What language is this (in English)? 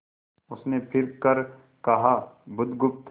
Hindi